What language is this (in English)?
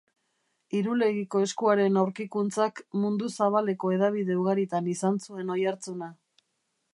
Basque